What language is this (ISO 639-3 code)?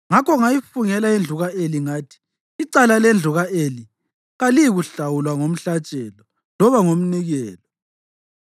nde